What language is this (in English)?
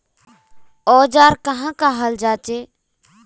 Magahi